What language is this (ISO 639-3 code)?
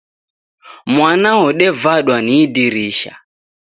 dav